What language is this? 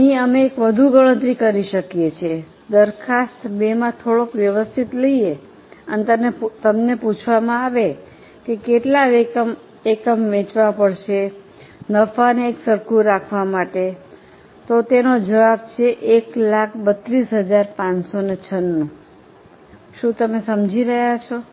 Gujarati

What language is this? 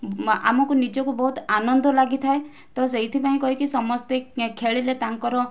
Odia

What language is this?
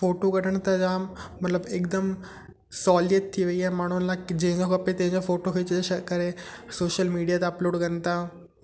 Sindhi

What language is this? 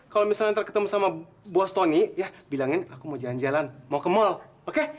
Indonesian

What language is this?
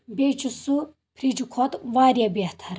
Kashmiri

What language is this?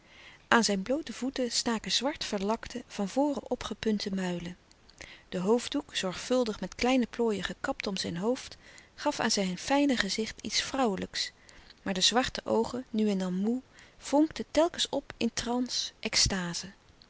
Dutch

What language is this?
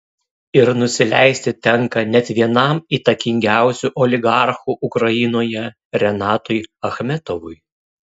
Lithuanian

